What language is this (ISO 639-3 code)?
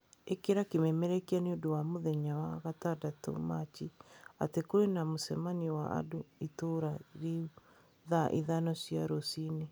kik